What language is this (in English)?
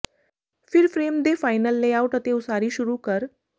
Punjabi